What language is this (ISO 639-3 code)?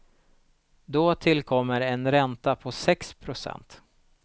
swe